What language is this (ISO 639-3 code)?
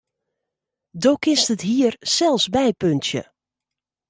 fry